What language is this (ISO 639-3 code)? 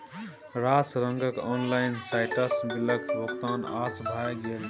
mai